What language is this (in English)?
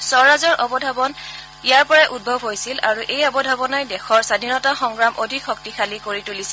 Assamese